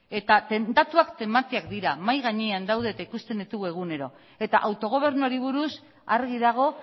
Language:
Basque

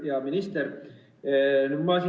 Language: Estonian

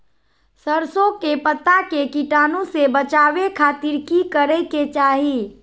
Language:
Magahi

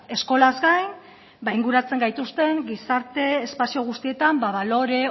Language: Basque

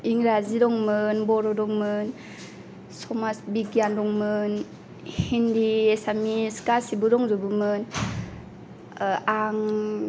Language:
Bodo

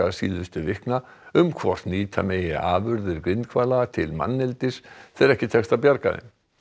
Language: Icelandic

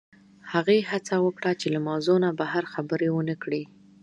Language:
Pashto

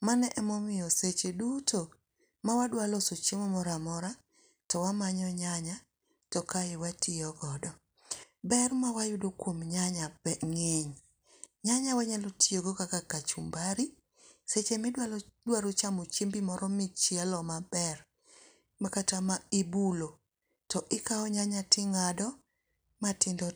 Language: Luo (Kenya and Tanzania)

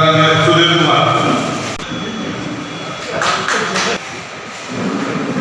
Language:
Hindi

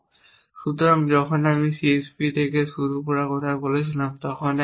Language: Bangla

